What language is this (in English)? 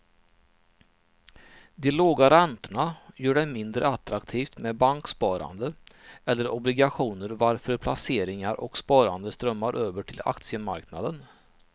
Swedish